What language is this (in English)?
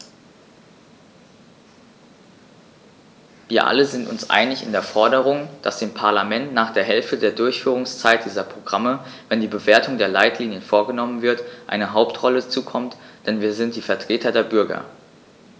German